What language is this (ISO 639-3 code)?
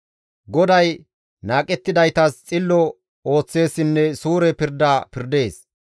gmv